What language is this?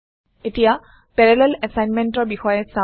Assamese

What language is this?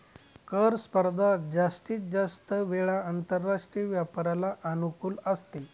Marathi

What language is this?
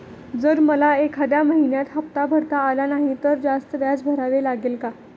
Marathi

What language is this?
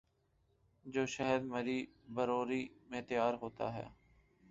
Urdu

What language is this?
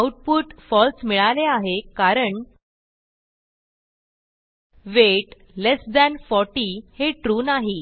Marathi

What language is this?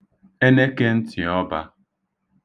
Igbo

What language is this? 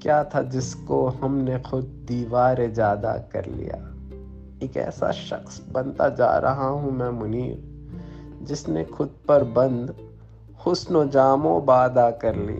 Urdu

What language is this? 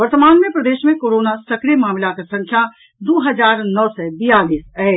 Maithili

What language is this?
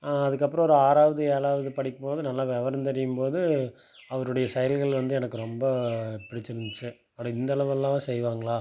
Tamil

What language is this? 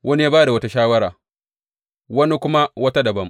Hausa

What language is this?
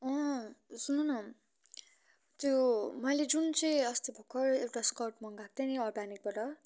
Nepali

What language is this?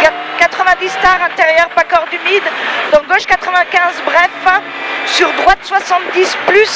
French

